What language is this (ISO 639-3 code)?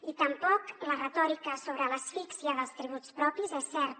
cat